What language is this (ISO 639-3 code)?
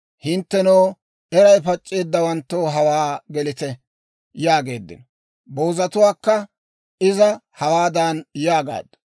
dwr